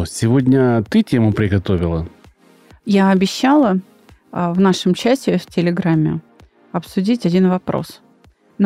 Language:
Russian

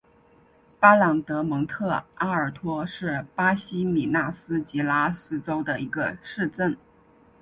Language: Chinese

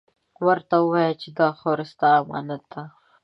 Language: Pashto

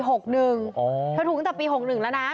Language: Thai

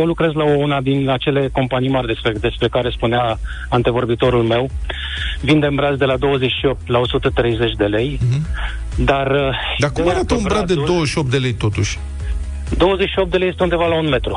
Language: Romanian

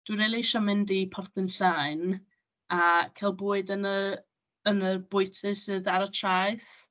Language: Welsh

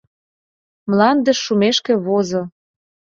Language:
Mari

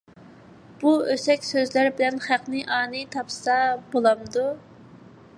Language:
Uyghur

